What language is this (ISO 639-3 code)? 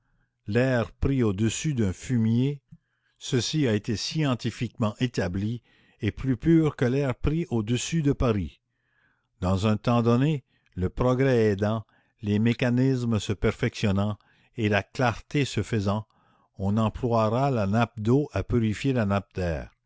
fra